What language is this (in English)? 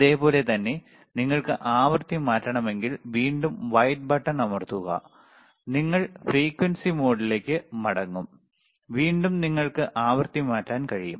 Malayalam